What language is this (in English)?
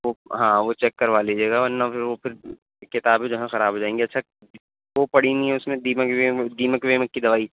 Urdu